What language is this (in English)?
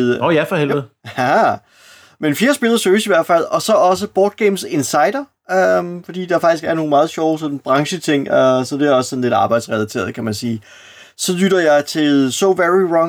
Danish